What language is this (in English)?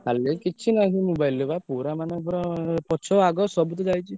Odia